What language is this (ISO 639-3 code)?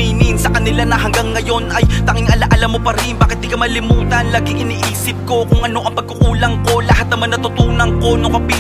ind